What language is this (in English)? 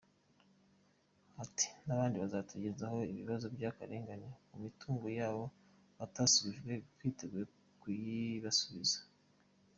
Kinyarwanda